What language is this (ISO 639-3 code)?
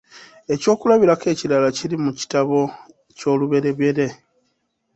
lug